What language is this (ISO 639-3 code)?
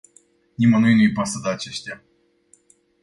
ron